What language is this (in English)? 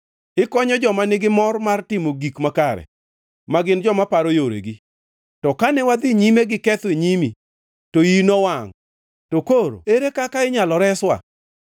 Luo (Kenya and Tanzania)